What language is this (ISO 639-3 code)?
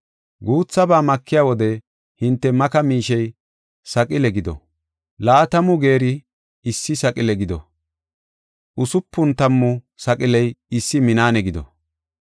gof